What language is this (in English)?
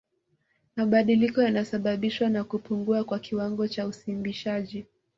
Swahili